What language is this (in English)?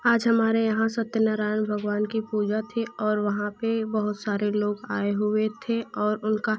Hindi